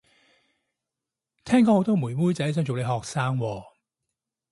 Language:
Cantonese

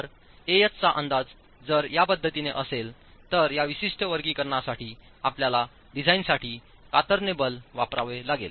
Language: Marathi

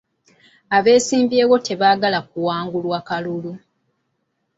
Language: Ganda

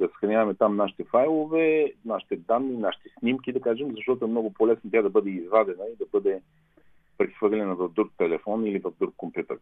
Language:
Bulgarian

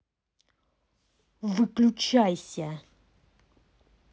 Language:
Russian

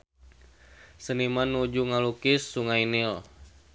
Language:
Sundanese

